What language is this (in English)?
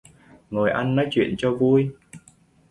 Vietnamese